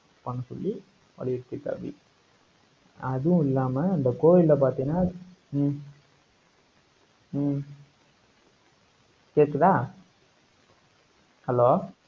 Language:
Tamil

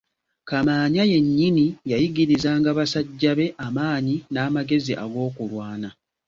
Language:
Ganda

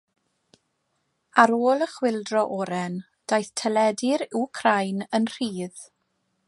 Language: Welsh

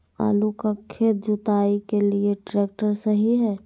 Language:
Magahi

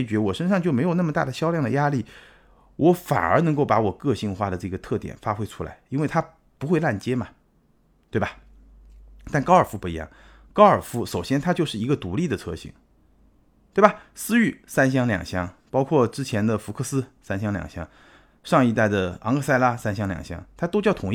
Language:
Chinese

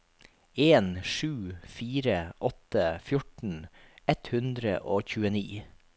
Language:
Norwegian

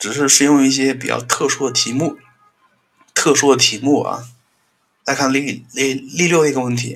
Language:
Chinese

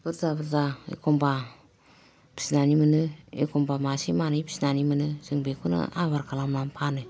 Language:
Bodo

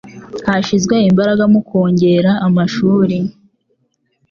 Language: Kinyarwanda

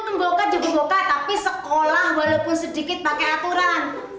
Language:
Indonesian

